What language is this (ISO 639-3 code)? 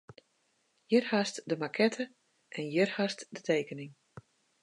fry